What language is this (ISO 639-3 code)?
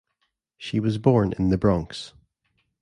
eng